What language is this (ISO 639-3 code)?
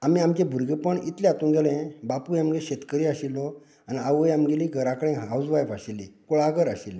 kok